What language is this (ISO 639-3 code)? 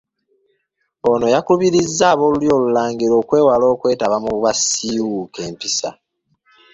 lug